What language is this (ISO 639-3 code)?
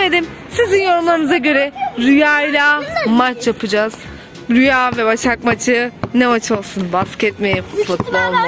tur